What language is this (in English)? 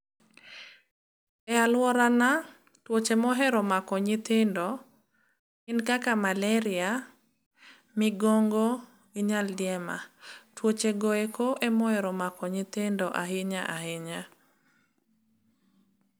Luo (Kenya and Tanzania)